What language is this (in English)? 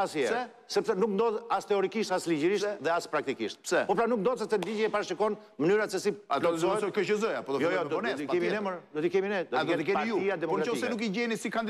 Romanian